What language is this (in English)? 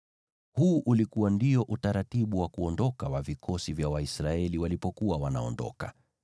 Swahili